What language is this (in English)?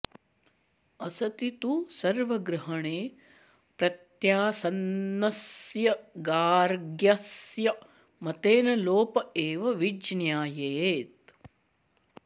Sanskrit